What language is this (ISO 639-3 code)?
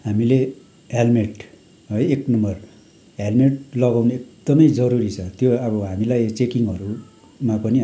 nep